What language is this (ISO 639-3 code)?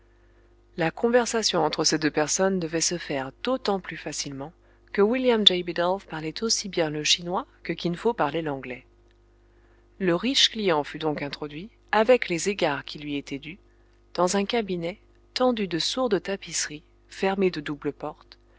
fra